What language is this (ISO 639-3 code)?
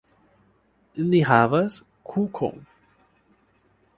epo